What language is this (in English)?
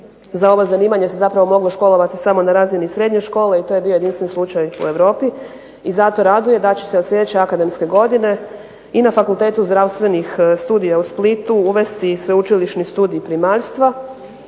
Croatian